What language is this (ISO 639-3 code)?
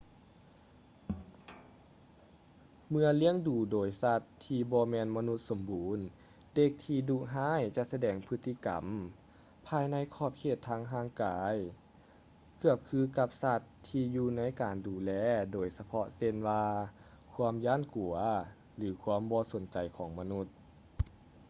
lao